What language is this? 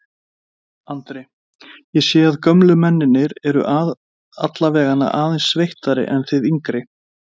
Icelandic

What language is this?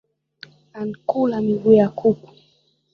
Swahili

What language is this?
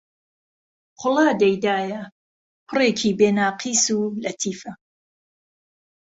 Central Kurdish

